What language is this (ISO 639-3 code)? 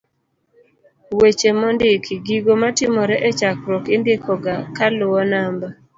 luo